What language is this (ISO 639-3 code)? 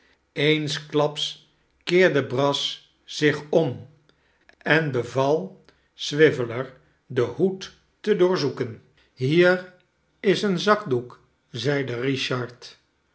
nld